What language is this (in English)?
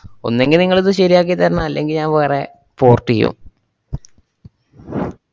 Malayalam